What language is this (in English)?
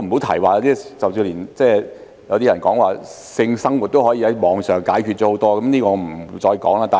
Cantonese